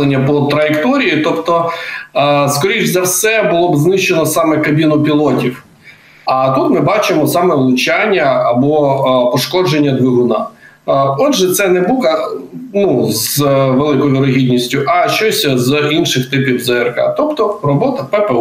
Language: Ukrainian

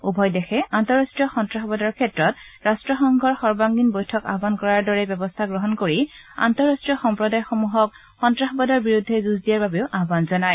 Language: Assamese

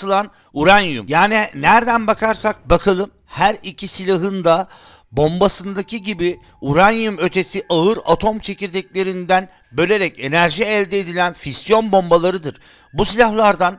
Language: Turkish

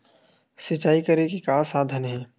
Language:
Chhattisgarhi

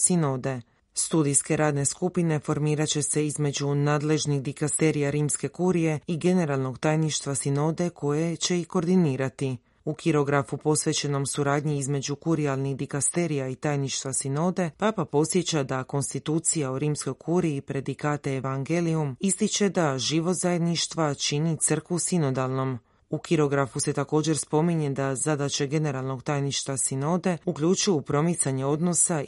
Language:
Croatian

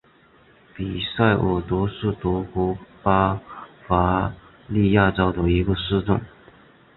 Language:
Chinese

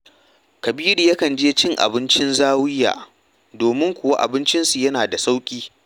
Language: Hausa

